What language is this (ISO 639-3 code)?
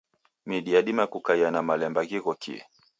dav